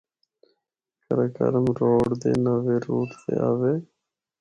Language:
Northern Hindko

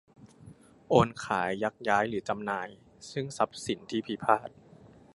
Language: Thai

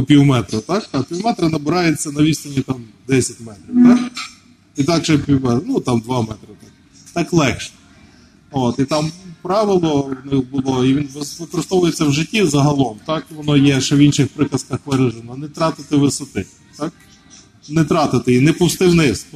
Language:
Ukrainian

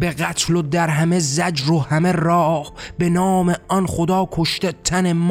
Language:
Persian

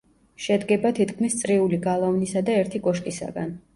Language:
Georgian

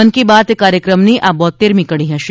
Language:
Gujarati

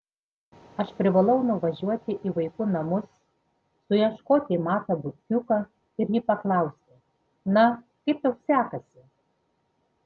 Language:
Lithuanian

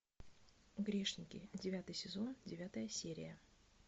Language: Russian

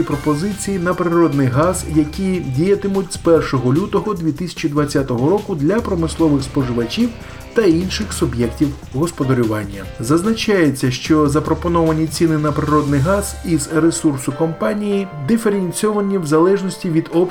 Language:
Ukrainian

